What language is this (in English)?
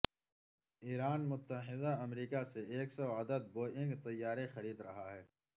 Urdu